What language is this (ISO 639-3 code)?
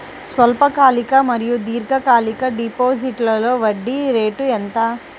tel